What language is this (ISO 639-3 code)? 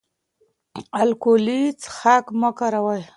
pus